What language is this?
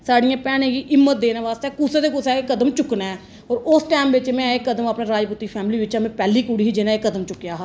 Dogri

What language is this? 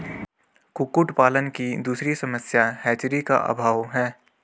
Hindi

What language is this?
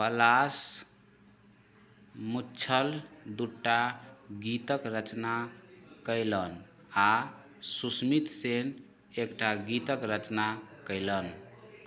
Maithili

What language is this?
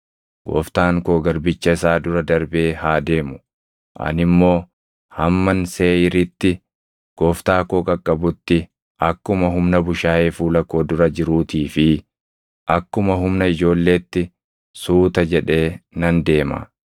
Oromo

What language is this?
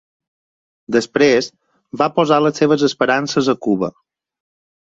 Catalan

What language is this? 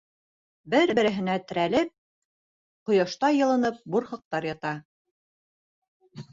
Bashkir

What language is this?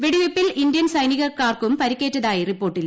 Malayalam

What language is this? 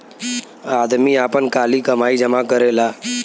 Bhojpuri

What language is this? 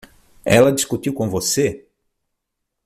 Portuguese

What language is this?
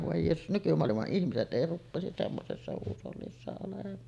Finnish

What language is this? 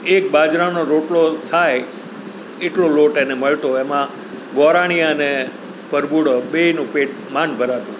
Gujarati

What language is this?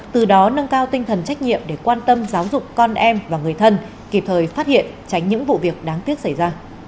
Vietnamese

